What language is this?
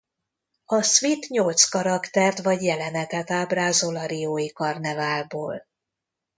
Hungarian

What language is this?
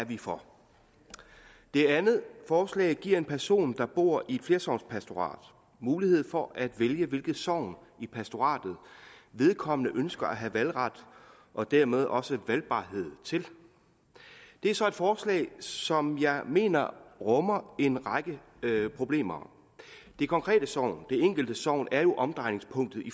Danish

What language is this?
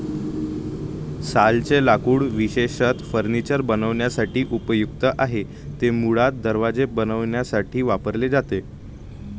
Marathi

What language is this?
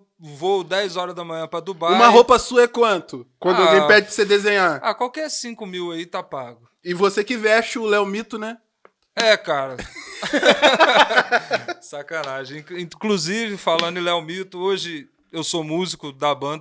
Portuguese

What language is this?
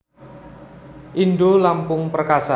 Javanese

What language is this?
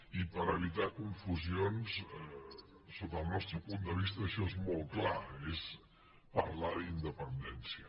Catalan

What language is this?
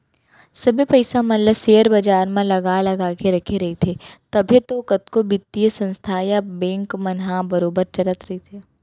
Chhattisgarhi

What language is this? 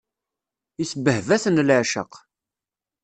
Kabyle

